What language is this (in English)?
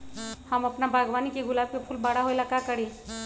Magahi